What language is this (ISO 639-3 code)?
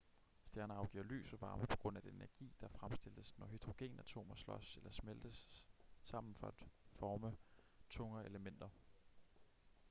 dan